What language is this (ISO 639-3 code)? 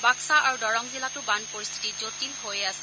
asm